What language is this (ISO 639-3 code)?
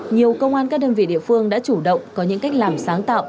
vie